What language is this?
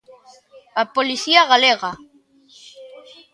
Galician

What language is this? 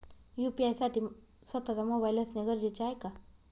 Marathi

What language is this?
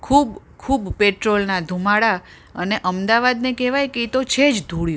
Gujarati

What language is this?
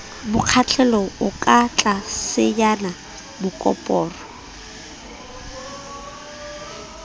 Southern Sotho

